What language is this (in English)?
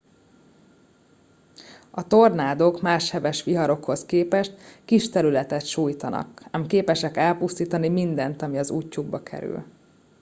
Hungarian